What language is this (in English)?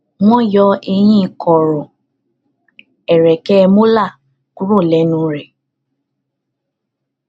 Yoruba